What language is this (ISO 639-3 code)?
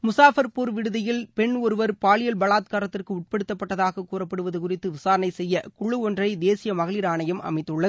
tam